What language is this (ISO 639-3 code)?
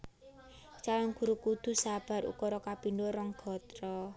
jav